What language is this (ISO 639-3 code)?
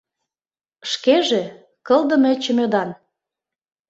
chm